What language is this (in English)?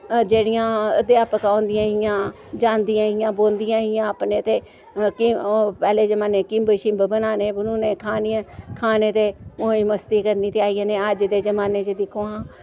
Dogri